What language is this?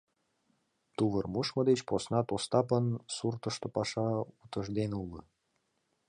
Mari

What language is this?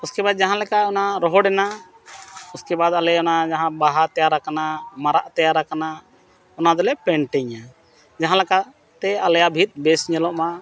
Santali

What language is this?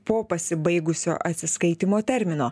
Lithuanian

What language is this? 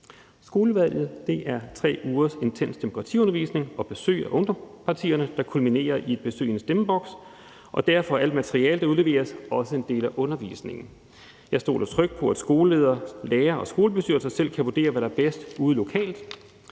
Danish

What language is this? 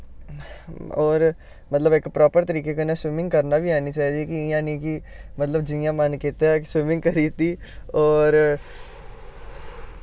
Dogri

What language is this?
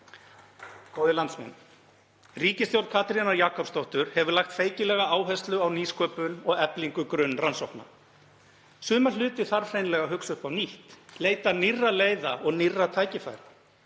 Icelandic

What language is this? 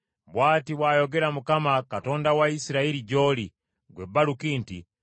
Ganda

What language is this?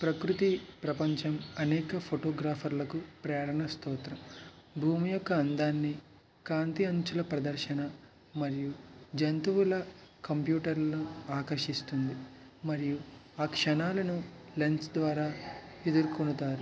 Telugu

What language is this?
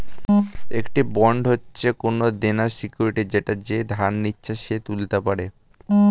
Bangla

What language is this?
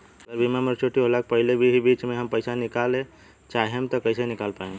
Bhojpuri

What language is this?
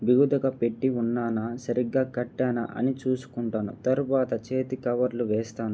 Telugu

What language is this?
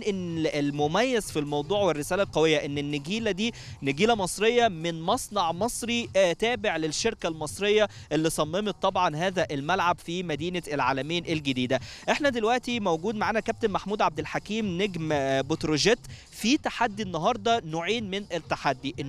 Arabic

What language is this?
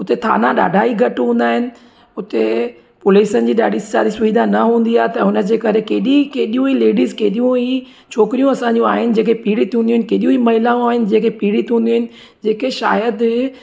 Sindhi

